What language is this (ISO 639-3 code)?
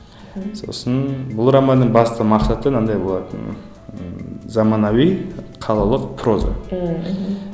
kaz